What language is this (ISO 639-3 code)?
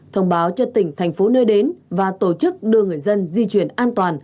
vie